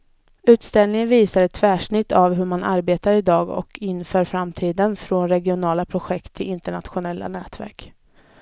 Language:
Swedish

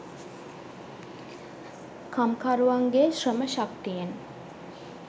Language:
Sinhala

